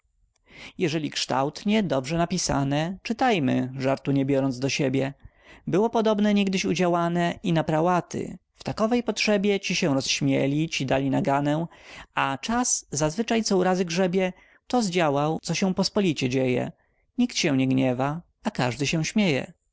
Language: Polish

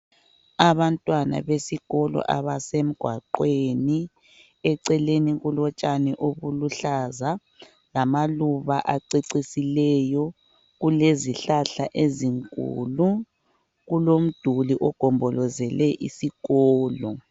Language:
North Ndebele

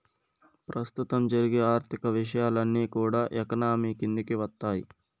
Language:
Telugu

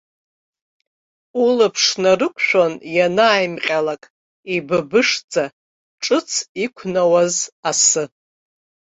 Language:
Abkhazian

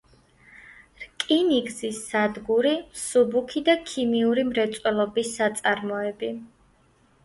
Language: Georgian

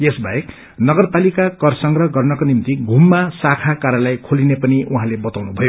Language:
Nepali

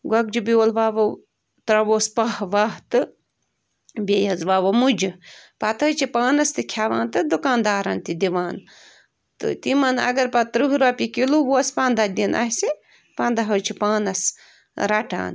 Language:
Kashmiri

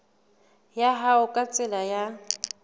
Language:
Southern Sotho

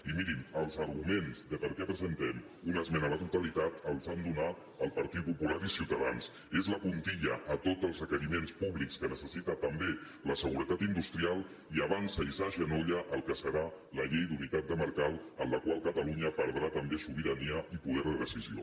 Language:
Catalan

